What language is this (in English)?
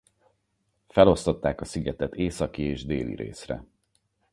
Hungarian